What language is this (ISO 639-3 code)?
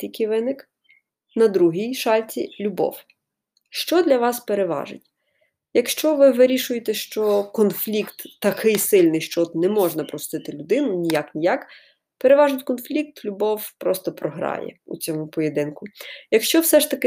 ukr